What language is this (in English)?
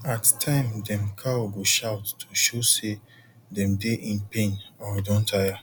Nigerian Pidgin